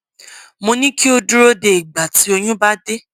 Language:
Yoruba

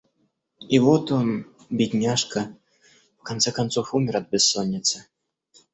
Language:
Russian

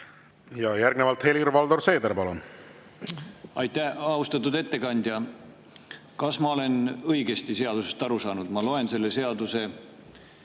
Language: Estonian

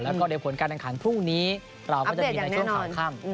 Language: Thai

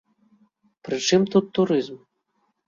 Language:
Belarusian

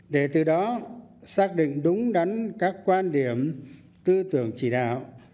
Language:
Vietnamese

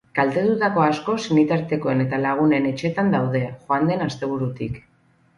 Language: Basque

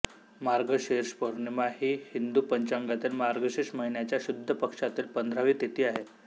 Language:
Marathi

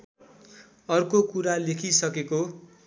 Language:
Nepali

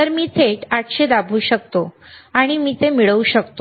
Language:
Marathi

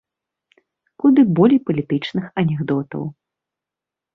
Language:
Belarusian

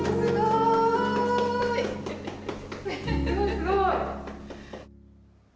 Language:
Japanese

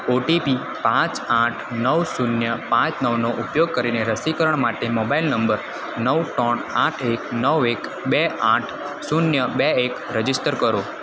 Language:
Gujarati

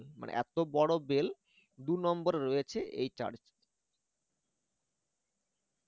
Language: Bangla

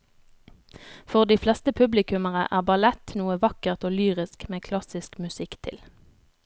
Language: Norwegian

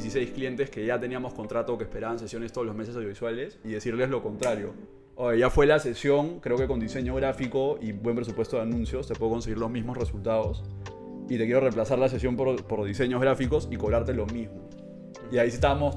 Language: Spanish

